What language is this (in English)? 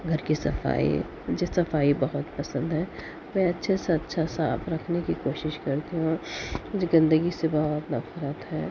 Urdu